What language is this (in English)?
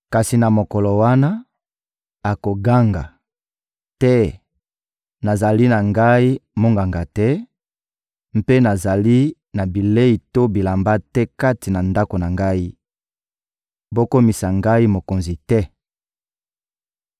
Lingala